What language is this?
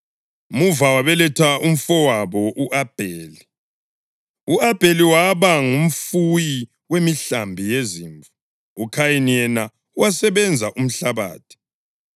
North Ndebele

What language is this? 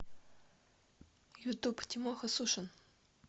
Russian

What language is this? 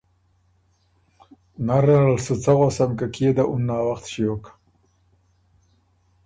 Ormuri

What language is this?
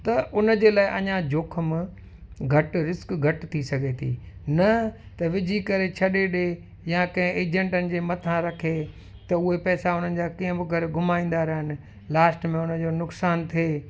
Sindhi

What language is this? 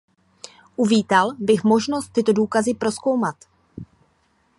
Czech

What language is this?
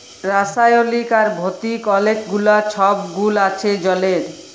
Bangla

